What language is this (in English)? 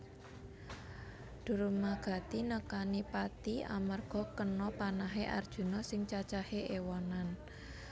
Javanese